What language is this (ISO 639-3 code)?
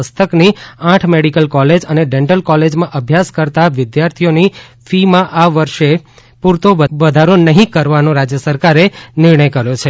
guj